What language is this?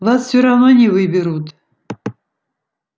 Russian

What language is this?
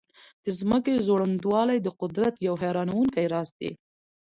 Pashto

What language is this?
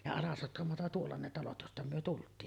Finnish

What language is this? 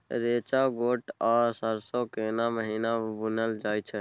Maithili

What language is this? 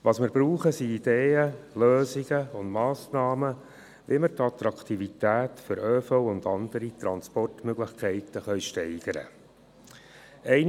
Swiss German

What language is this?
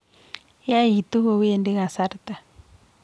Kalenjin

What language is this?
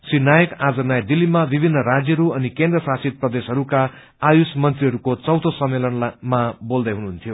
Nepali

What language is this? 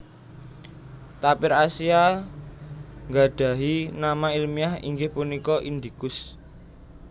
Javanese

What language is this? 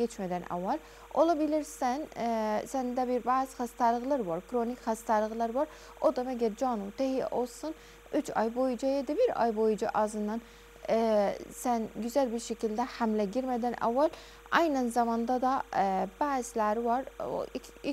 Turkish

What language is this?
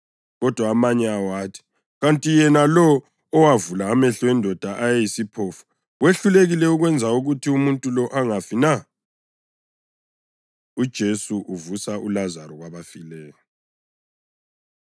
North Ndebele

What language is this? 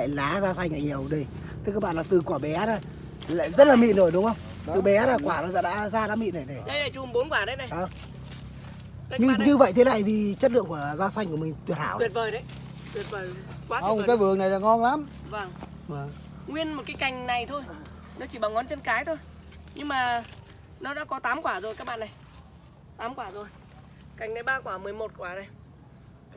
Vietnamese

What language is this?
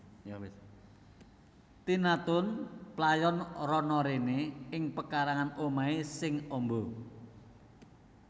Javanese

